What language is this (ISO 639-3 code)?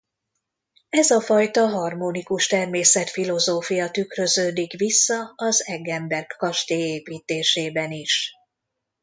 hun